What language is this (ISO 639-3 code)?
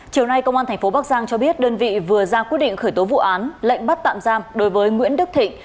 vie